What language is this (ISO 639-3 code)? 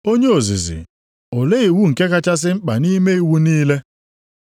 ibo